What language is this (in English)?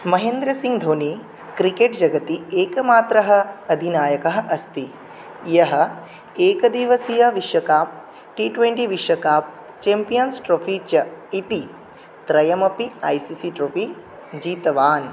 Sanskrit